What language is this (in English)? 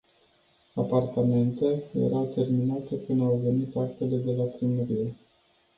Romanian